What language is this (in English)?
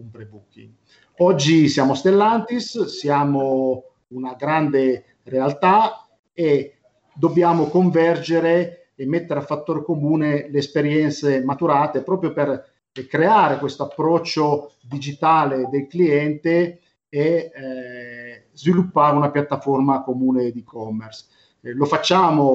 Italian